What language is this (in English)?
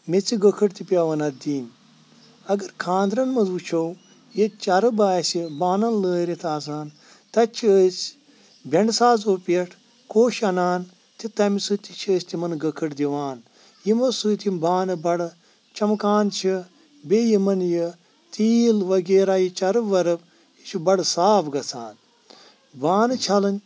Kashmiri